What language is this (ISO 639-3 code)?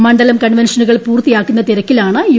mal